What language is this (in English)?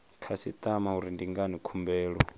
Venda